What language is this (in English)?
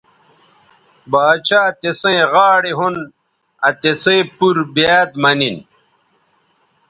Bateri